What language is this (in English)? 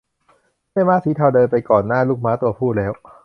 Thai